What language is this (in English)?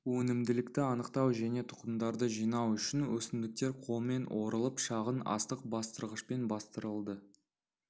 Kazakh